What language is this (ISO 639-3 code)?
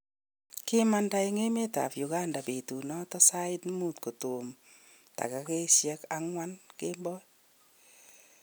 kln